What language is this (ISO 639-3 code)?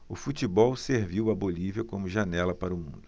por